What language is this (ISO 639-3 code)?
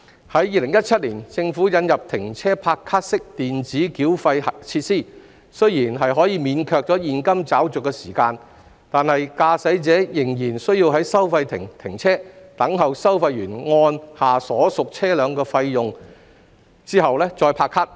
yue